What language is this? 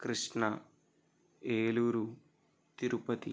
Telugu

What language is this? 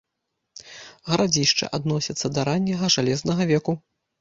Belarusian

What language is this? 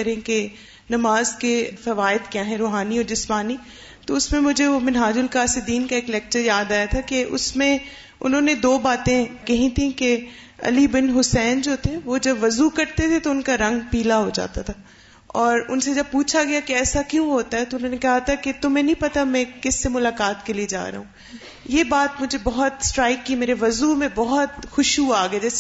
Urdu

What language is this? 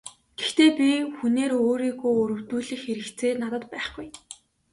Mongolian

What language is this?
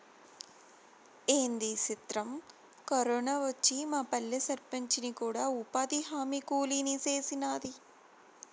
Telugu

